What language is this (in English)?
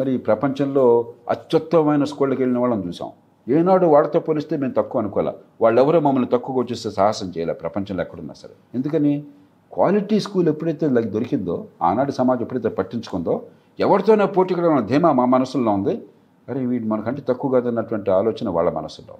Telugu